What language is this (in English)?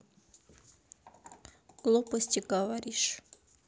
Russian